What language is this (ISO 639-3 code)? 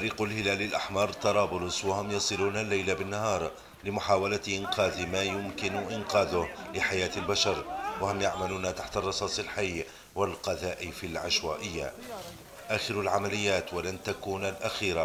ara